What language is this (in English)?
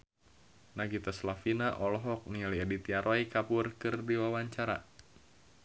Sundanese